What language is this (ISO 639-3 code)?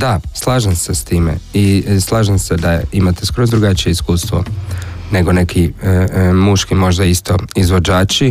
hrv